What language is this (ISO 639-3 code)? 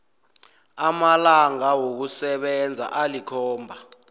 nbl